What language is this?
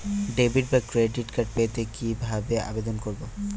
Bangla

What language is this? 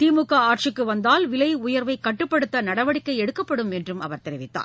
Tamil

